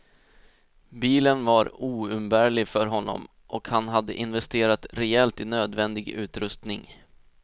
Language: Swedish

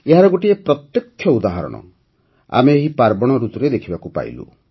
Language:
Odia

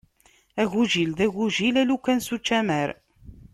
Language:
Kabyle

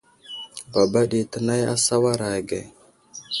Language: Wuzlam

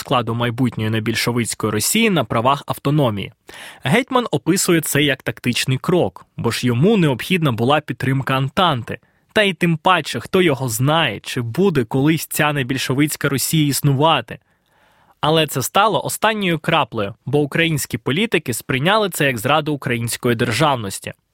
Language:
Ukrainian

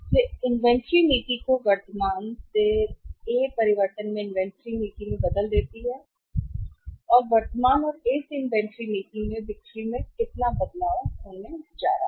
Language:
Hindi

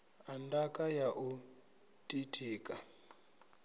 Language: Venda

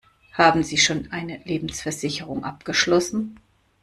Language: German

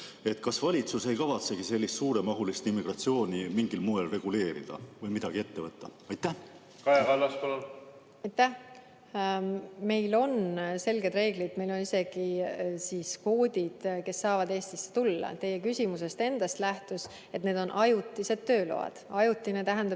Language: Estonian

